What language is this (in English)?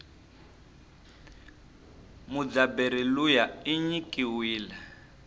Tsonga